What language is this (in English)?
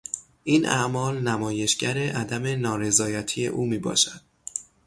Persian